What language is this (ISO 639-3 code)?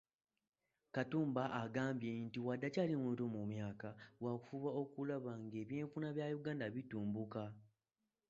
lug